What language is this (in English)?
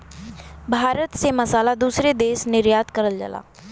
Bhojpuri